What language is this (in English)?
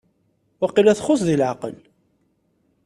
Kabyle